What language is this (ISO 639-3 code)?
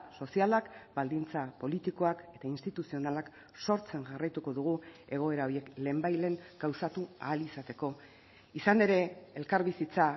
eus